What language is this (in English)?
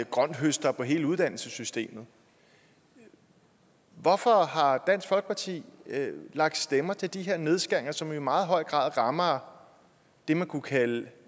Danish